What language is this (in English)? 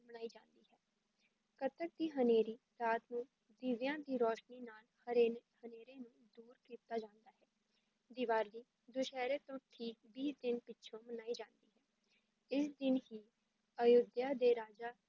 Punjabi